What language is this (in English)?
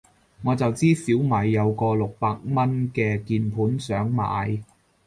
Cantonese